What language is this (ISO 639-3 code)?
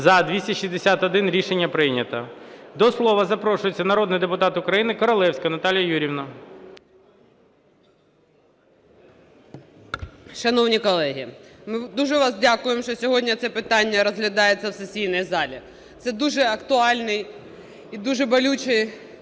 ukr